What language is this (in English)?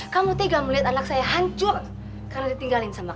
Indonesian